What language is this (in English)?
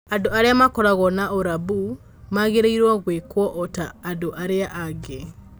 Kikuyu